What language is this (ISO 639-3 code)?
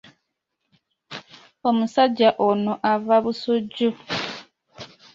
lug